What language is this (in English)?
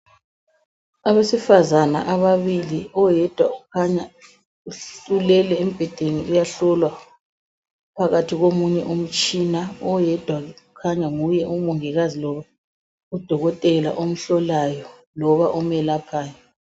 North Ndebele